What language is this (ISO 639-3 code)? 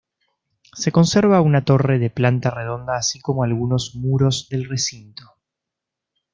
spa